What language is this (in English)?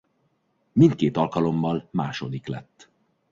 Hungarian